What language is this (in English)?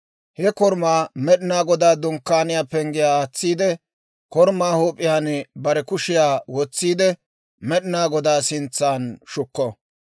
Dawro